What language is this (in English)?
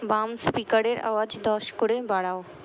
Bangla